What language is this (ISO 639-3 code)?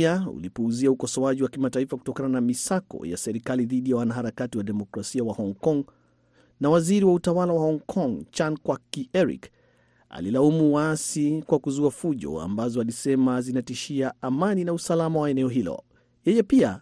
swa